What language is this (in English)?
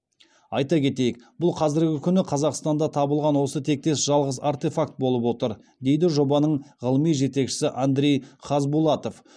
Kazakh